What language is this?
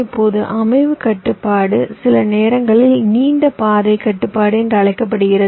Tamil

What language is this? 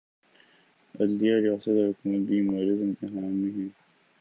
Urdu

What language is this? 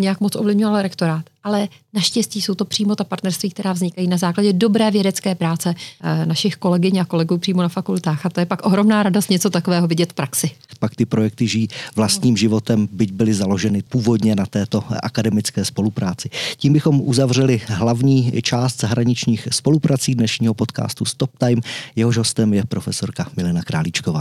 Czech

